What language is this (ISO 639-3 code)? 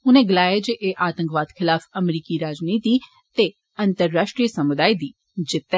doi